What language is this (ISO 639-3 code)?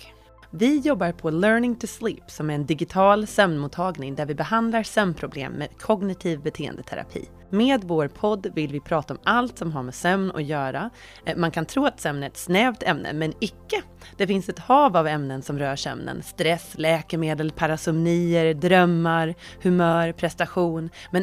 swe